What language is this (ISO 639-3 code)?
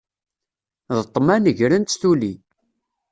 kab